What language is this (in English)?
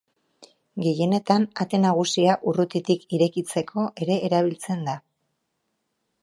Basque